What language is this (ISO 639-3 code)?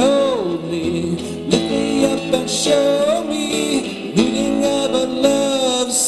eng